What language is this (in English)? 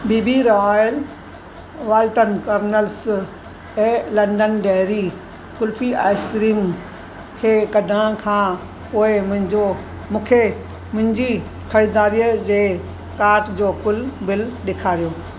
Sindhi